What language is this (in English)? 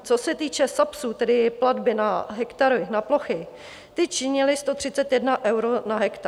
Czech